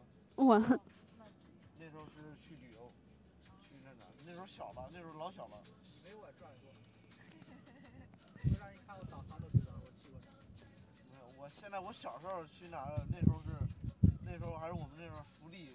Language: Chinese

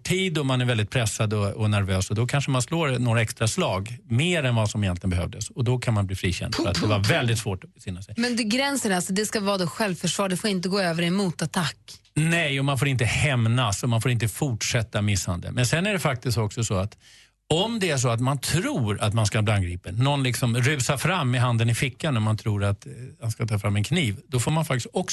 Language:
Swedish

